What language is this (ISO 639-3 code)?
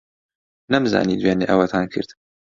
ckb